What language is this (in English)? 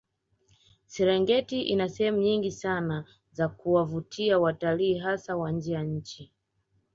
Swahili